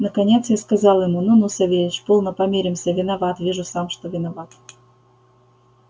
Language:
Russian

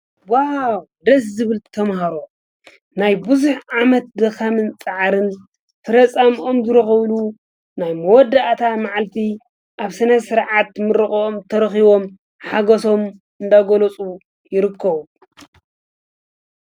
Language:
Tigrinya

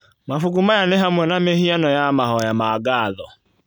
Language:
Kikuyu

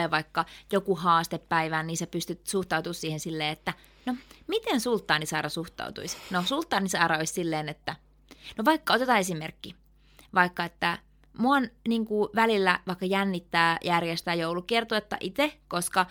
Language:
Finnish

